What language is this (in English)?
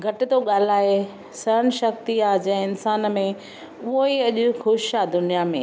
Sindhi